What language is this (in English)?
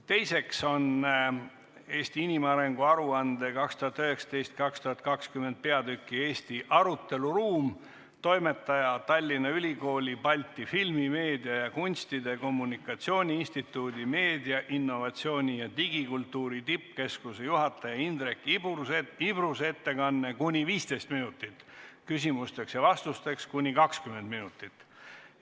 Estonian